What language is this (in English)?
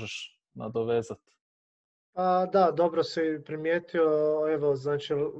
Croatian